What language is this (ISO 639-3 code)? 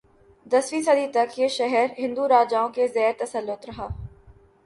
urd